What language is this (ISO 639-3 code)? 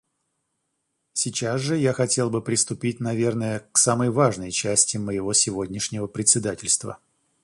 rus